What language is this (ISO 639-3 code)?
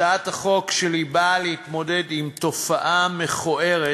heb